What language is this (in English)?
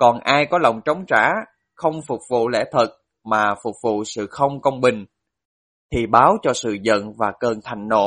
Vietnamese